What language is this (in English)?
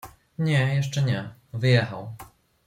Polish